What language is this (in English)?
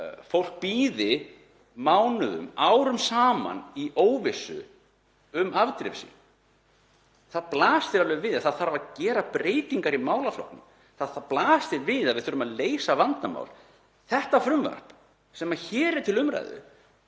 Icelandic